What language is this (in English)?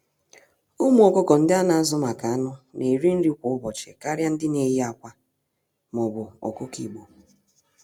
Igbo